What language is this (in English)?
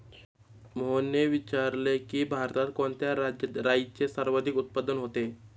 Marathi